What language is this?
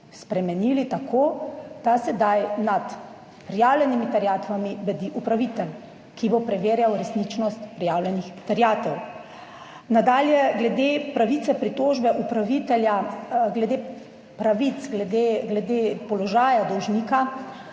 Slovenian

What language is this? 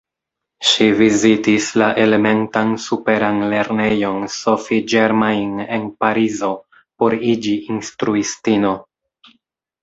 Esperanto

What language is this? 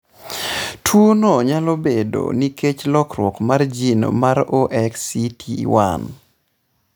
Luo (Kenya and Tanzania)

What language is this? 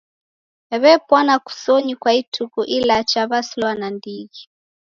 Taita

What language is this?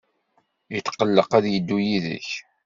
Kabyle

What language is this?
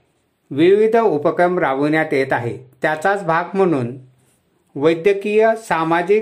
Marathi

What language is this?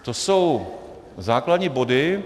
Czech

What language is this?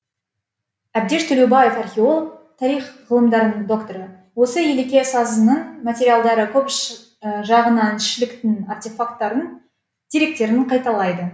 Kazakh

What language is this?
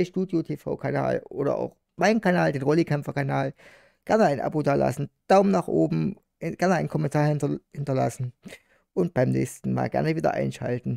German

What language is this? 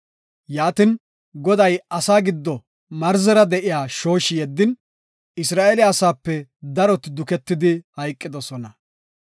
Gofa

